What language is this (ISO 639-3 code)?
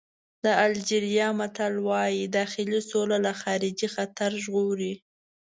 pus